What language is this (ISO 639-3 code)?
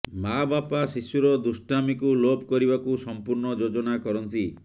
ori